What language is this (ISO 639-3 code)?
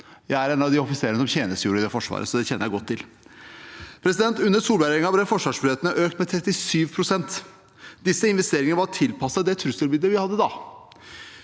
nor